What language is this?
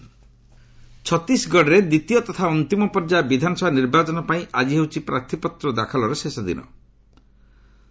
Odia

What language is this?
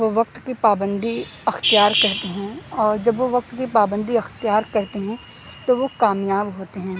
Urdu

